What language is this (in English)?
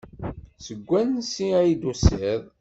Kabyle